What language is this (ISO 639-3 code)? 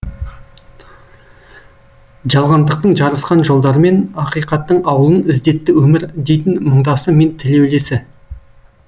kaz